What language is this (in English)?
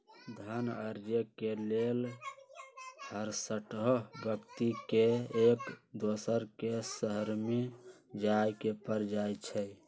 Magahi